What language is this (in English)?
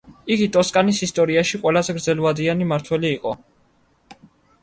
Georgian